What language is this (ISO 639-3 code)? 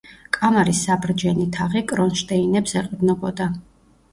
kat